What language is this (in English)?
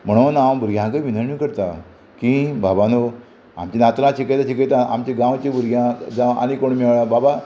Konkani